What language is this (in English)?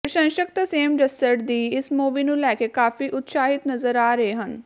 Punjabi